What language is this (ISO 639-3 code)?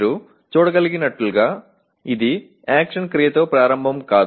tel